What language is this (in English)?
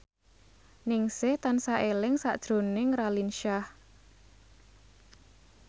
Javanese